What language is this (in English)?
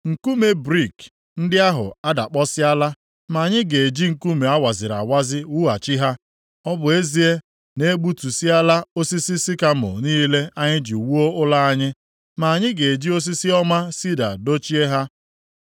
Igbo